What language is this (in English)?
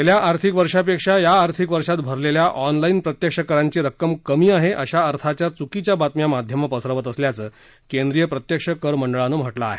Marathi